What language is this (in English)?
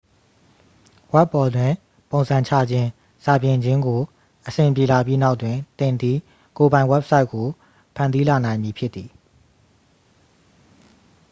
Burmese